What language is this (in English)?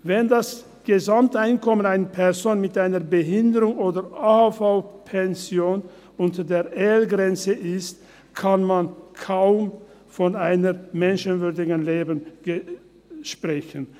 Swiss German